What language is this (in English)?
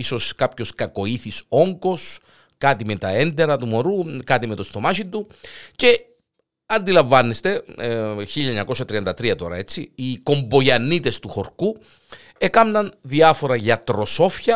Greek